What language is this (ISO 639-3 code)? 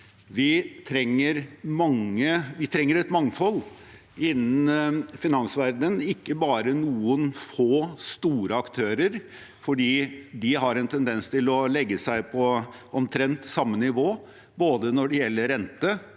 nor